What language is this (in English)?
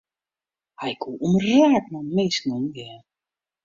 Western Frisian